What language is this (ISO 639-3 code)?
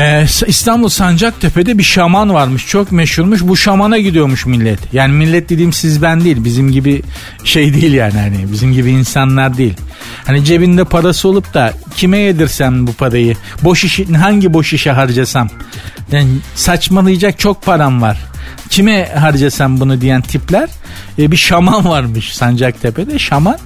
tur